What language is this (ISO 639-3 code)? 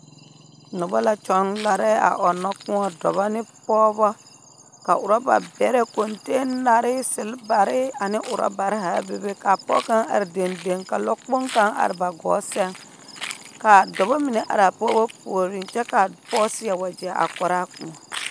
dga